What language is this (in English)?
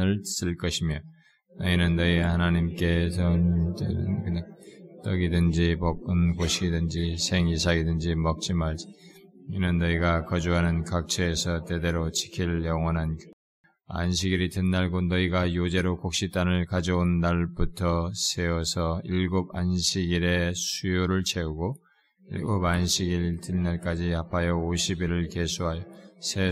Korean